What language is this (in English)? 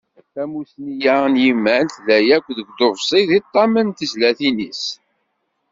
Kabyle